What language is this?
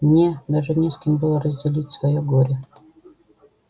Russian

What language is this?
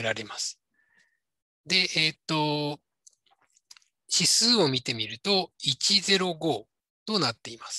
Japanese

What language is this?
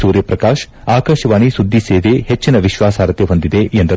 Kannada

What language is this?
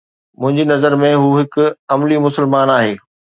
Sindhi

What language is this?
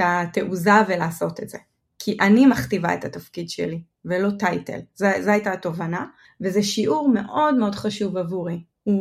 Hebrew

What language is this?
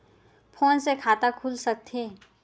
Chhattisgarhi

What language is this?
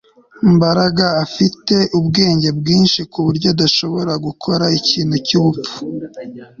Kinyarwanda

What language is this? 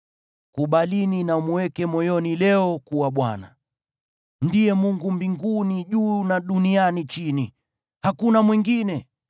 Swahili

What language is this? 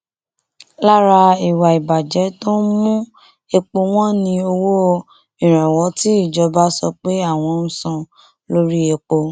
Yoruba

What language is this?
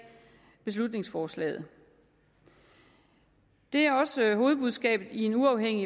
Danish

